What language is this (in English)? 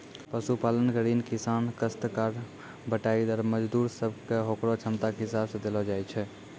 Maithili